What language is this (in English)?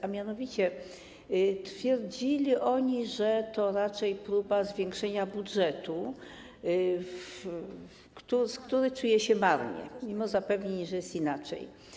Polish